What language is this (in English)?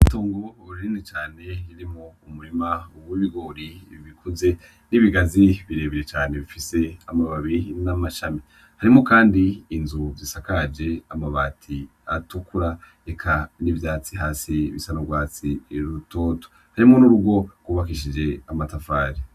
Rundi